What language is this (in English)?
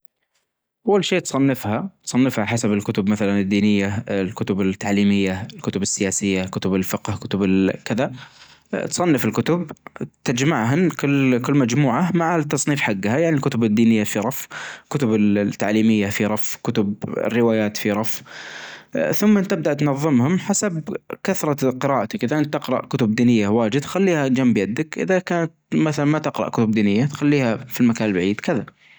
Najdi Arabic